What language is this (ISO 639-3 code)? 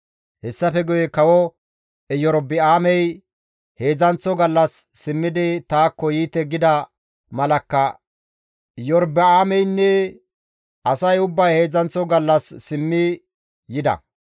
gmv